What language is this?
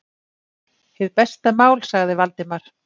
Icelandic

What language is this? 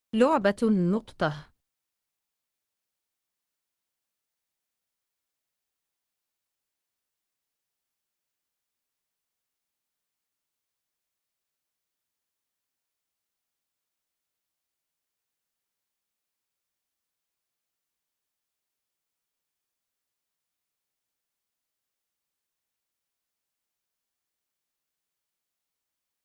Arabic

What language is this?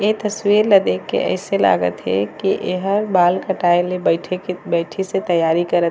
Chhattisgarhi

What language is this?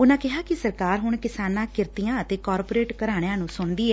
Punjabi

